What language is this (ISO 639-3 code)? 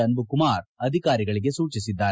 kan